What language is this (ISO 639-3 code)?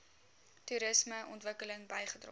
afr